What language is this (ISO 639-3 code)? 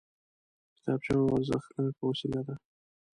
pus